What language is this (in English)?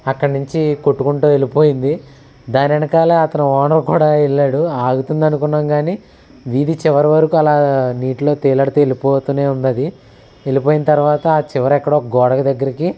Telugu